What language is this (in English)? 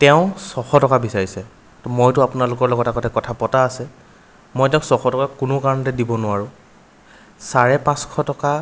Assamese